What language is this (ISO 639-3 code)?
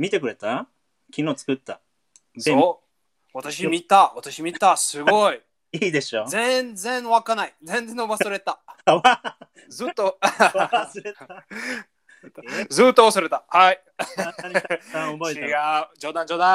jpn